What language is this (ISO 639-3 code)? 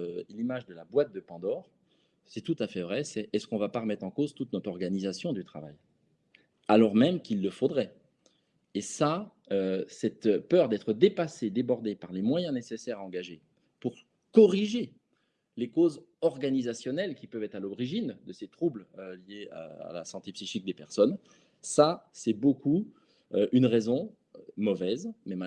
fra